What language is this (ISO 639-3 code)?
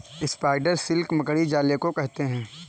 hin